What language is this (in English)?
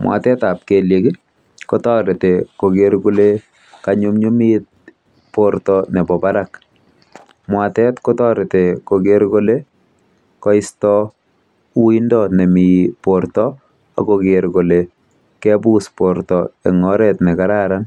Kalenjin